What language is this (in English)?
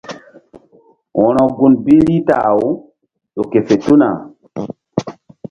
Mbum